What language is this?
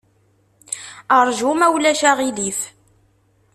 Kabyle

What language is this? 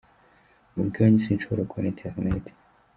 Kinyarwanda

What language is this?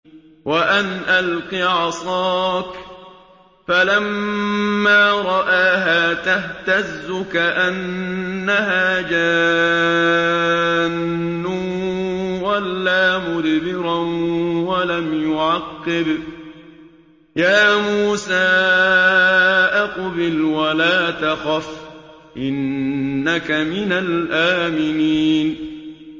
Arabic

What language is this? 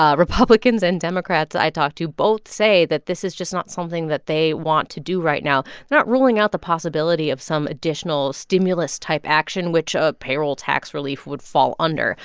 English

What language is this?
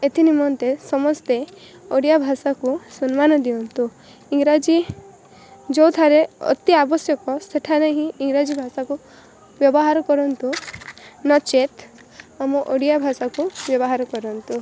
Odia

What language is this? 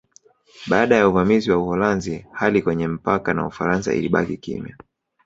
Swahili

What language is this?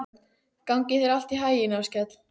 Icelandic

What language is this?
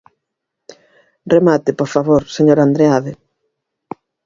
Galician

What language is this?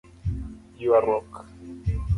Luo (Kenya and Tanzania)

